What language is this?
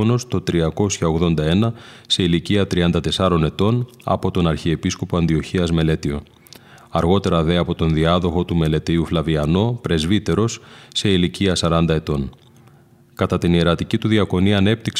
Greek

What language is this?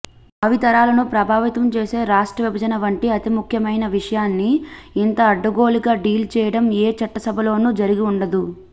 Telugu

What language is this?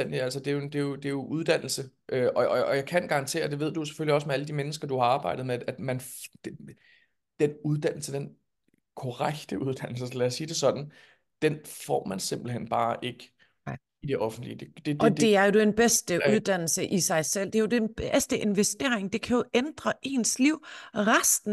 Danish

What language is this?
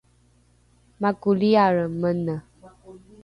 Rukai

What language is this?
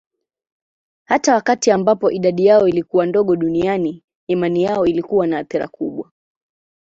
Swahili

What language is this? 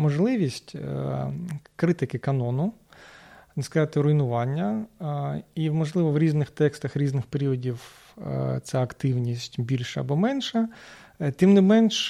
Ukrainian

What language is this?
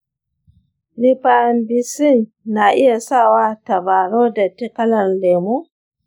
Hausa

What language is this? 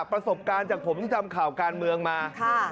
Thai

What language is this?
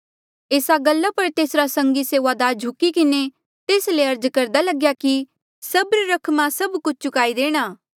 Mandeali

